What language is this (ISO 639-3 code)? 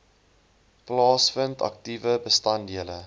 afr